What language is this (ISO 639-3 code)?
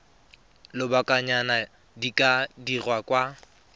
tsn